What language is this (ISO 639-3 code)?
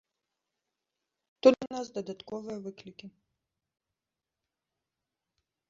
bel